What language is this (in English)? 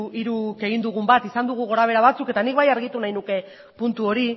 Basque